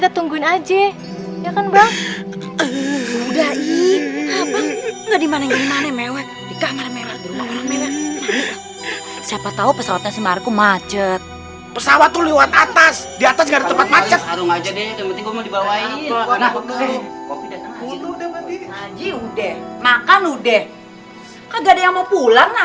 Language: Indonesian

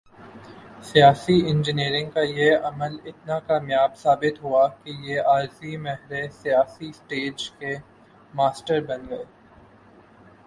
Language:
Urdu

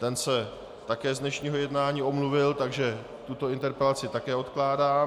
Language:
Czech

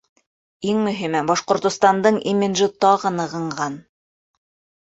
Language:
Bashkir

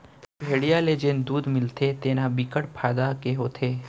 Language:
Chhattisgarhi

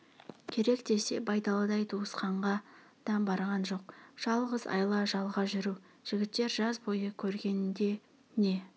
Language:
Kazakh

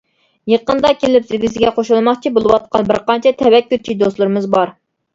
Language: Uyghur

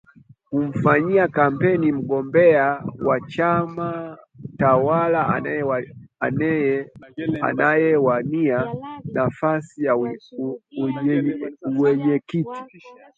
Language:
Swahili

